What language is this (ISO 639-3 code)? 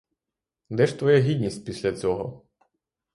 ukr